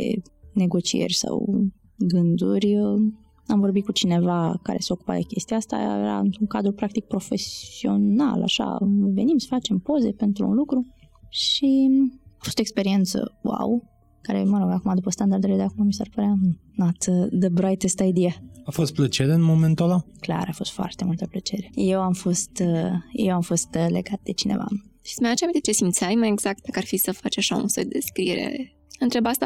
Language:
Romanian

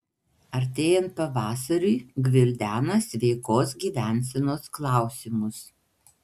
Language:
Lithuanian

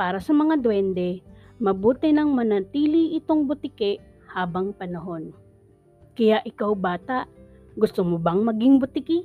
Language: Filipino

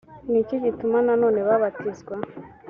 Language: Kinyarwanda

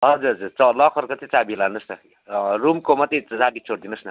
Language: Nepali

